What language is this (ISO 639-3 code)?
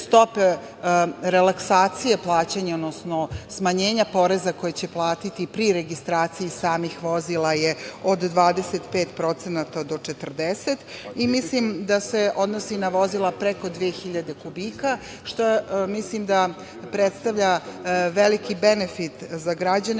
srp